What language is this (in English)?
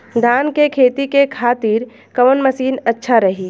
Bhojpuri